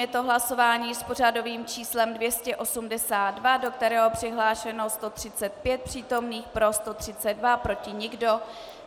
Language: Czech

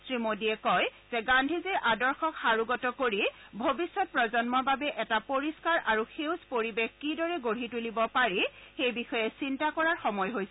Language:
Assamese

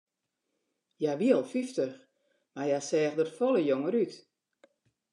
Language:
Western Frisian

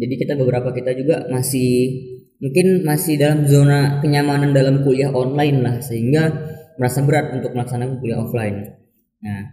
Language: Indonesian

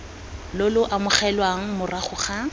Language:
Tswana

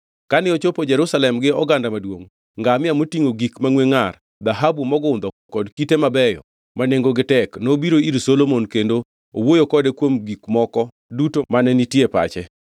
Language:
Luo (Kenya and Tanzania)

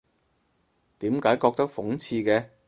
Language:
Cantonese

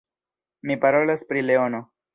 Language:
Esperanto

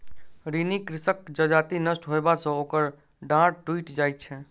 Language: Maithili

